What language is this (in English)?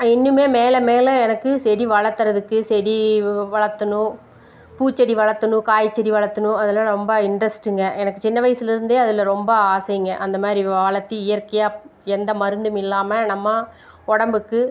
Tamil